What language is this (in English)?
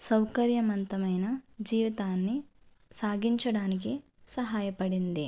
Telugu